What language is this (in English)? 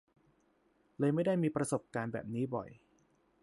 Thai